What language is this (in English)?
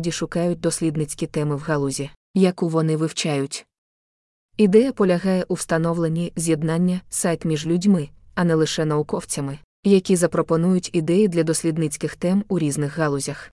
Ukrainian